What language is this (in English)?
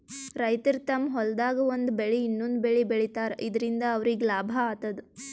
Kannada